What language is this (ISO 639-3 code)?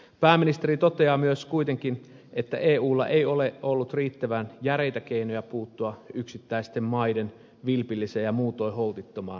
fin